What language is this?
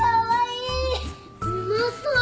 Japanese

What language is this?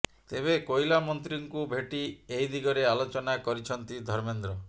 Odia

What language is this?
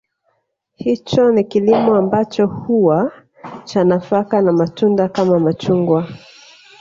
Swahili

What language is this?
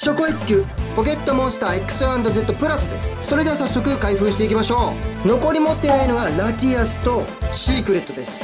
Japanese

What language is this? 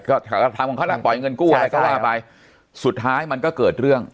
Thai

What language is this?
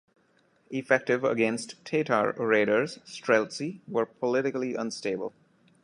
English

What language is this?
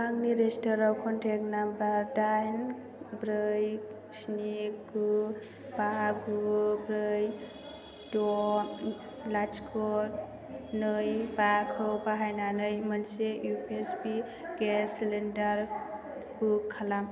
Bodo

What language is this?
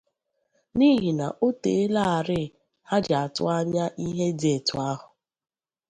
Igbo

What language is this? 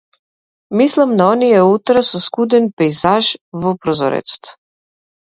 Macedonian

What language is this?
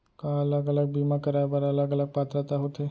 Chhattisgarhi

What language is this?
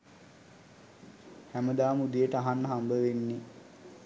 Sinhala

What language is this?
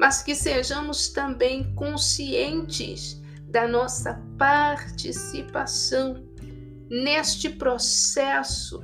Portuguese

